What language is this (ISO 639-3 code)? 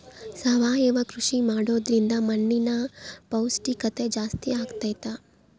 kan